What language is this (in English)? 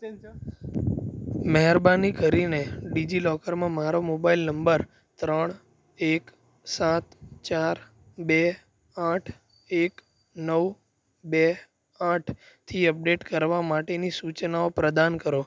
Gujarati